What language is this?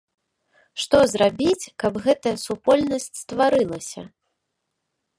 Belarusian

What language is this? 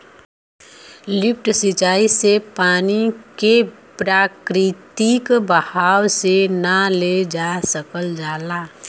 Bhojpuri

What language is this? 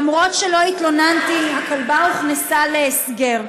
Hebrew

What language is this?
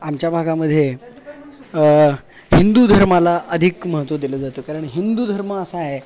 Marathi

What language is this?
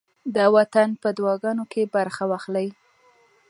Pashto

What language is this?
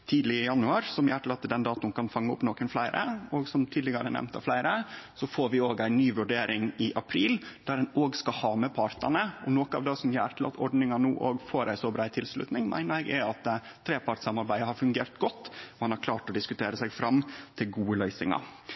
Norwegian Nynorsk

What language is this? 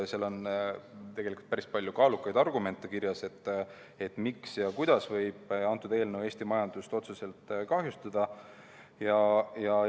Estonian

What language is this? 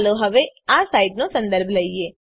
Gujarati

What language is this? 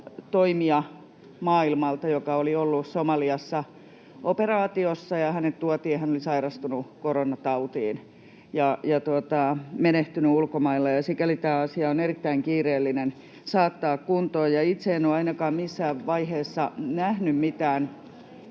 Finnish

